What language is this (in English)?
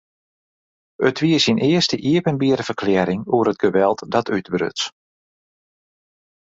Western Frisian